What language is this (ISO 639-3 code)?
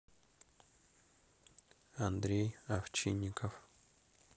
rus